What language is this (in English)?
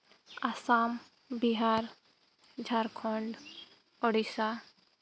Santali